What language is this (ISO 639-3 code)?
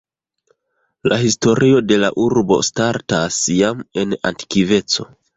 epo